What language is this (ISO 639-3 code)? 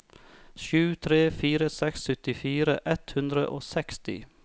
nor